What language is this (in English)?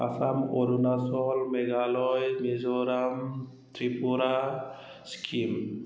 Bodo